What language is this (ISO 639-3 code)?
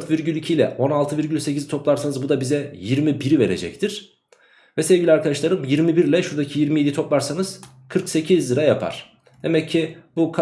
tur